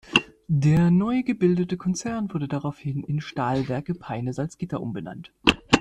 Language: German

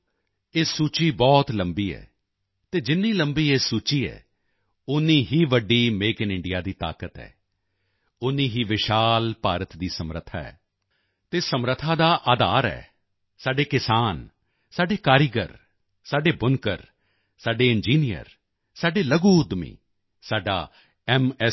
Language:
Punjabi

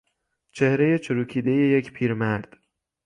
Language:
Persian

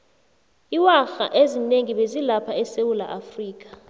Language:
South Ndebele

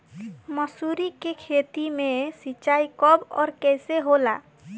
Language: Bhojpuri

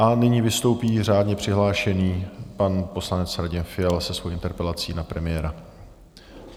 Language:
Czech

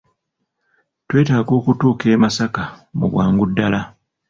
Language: Ganda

